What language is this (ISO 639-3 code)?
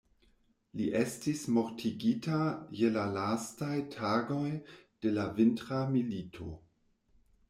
epo